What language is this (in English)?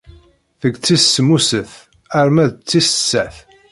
Kabyle